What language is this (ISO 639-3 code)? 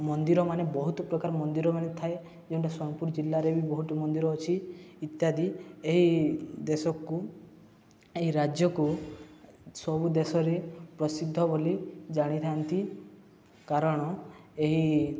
ori